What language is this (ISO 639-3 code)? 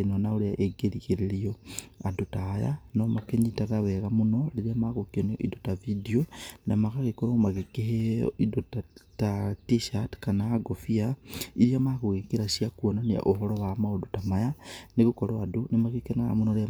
kik